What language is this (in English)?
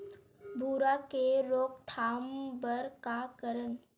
Chhattisgarhi